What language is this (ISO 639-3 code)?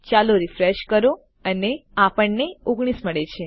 guj